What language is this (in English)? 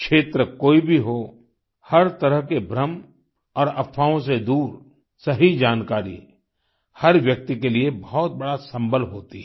Hindi